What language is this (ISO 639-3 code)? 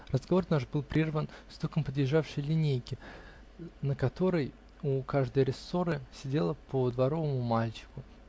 rus